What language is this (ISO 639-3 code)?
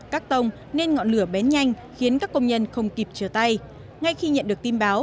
vie